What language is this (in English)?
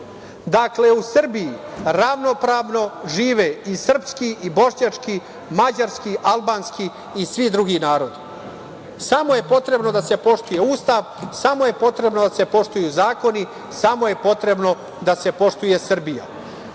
Serbian